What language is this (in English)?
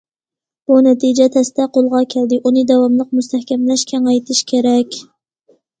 Uyghur